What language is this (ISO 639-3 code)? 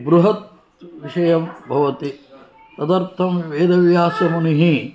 san